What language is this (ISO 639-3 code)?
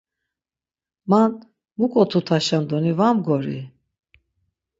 lzz